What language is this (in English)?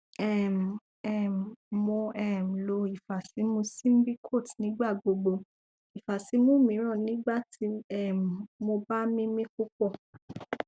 Yoruba